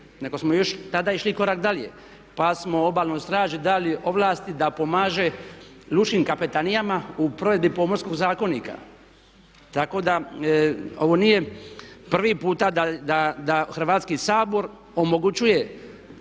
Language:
Croatian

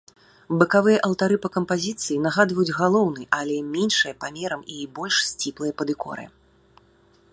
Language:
Belarusian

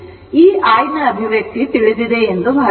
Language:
Kannada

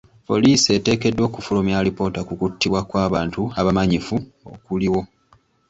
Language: Ganda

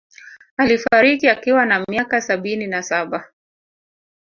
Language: Swahili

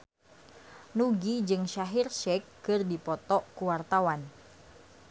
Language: Sundanese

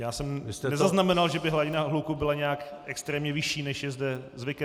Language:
Czech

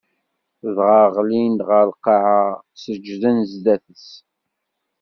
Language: Kabyle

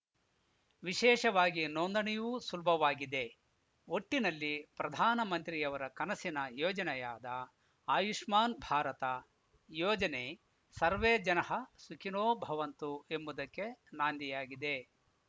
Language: Kannada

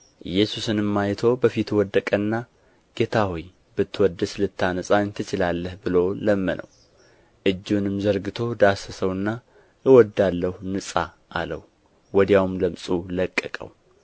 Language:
Amharic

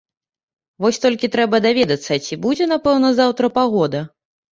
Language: Belarusian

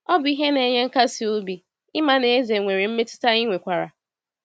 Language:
Igbo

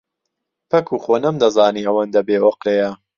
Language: Central Kurdish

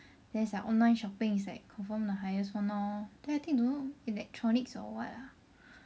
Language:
English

